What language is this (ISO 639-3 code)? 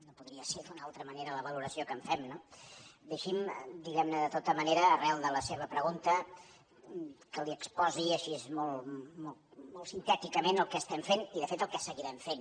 cat